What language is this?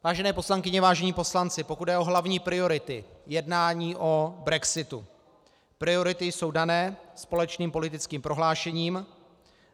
Czech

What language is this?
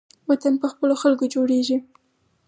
Pashto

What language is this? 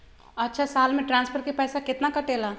Magahi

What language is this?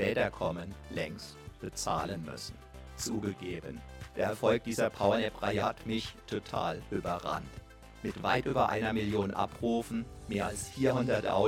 German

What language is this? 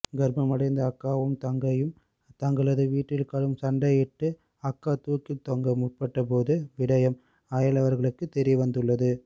Tamil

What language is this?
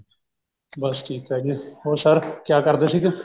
Punjabi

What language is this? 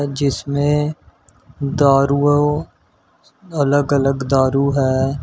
Hindi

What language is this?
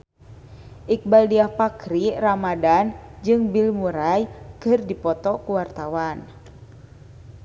Sundanese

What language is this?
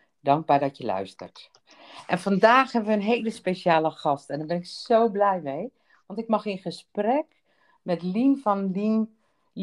Dutch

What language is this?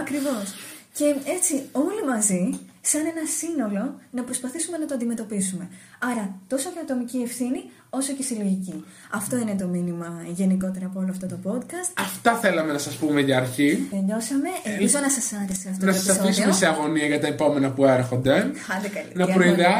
Greek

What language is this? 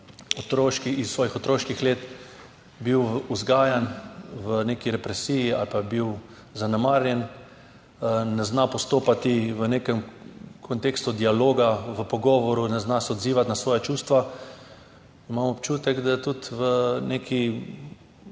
Slovenian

